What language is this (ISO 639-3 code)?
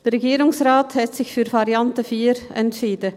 gsw